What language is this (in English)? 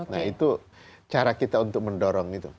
Indonesian